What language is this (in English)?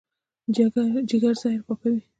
Pashto